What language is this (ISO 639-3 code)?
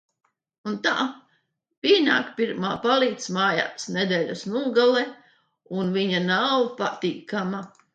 lav